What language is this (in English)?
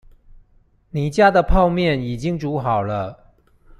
Chinese